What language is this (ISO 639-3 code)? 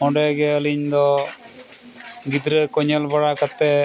sat